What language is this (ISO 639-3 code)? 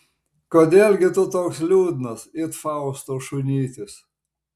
lit